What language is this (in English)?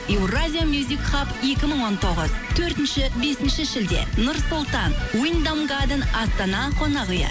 Kazakh